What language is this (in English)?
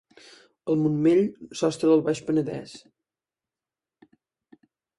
Catalan